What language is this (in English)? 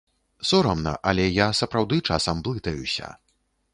Belarusian